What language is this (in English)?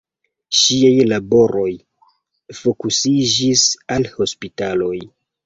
Esperanto